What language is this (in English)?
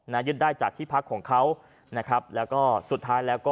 Thai